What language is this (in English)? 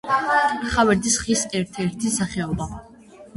Georgian